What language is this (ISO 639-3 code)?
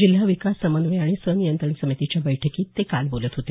mar